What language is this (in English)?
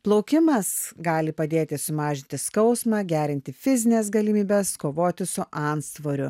Lithuanian